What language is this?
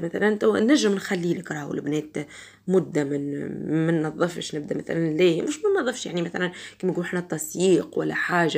Arabic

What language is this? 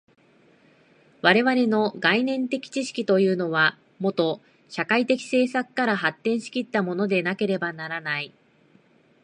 Japanese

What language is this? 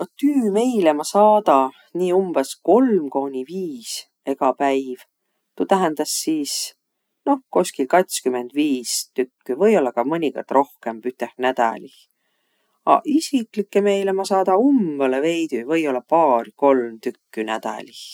Võro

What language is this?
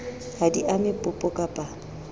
Southern Sotho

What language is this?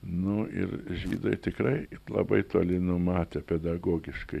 Lithuanian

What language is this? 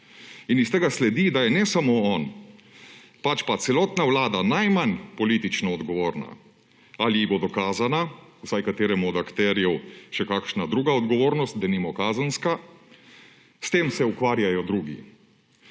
Slovenian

